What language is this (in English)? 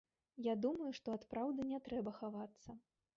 Belarusian